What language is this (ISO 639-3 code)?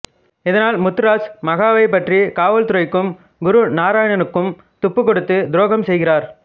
tam